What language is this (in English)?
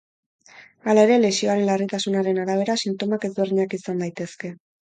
Basque